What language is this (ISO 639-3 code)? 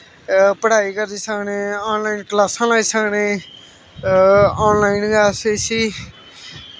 doi